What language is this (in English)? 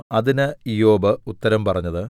Malayalam